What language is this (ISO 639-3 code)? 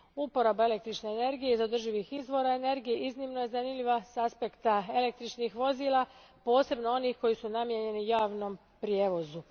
hrv